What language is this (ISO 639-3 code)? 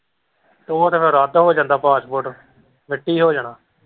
pan